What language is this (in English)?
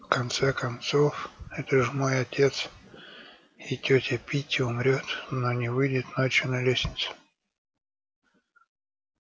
Russian